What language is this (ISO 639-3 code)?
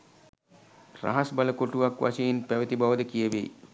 sin